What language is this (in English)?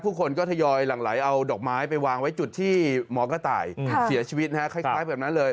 Thai